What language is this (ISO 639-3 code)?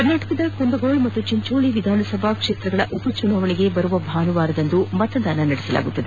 kan